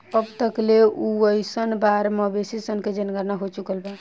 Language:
Bhojpuri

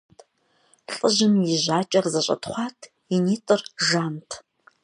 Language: Kabardian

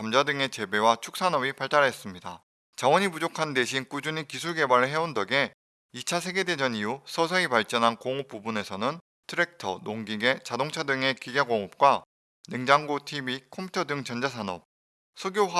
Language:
Korean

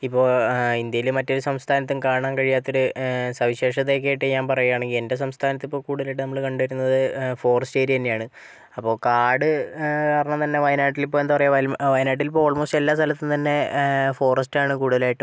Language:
Malayalam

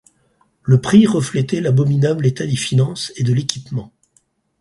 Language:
French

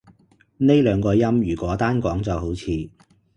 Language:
Cantonese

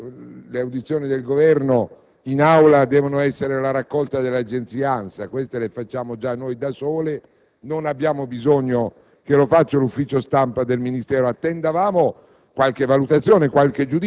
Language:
Italian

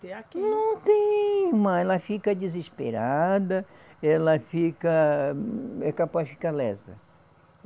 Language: Portuguese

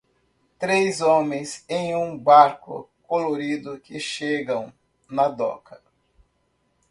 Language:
Portuguese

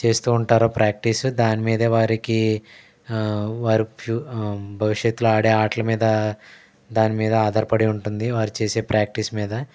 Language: Telugu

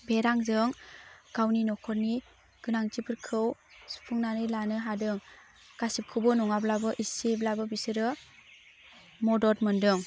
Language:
Bodo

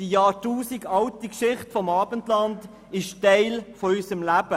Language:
Swiss German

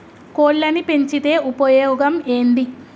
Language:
Telugu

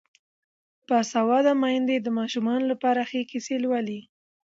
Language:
Pashto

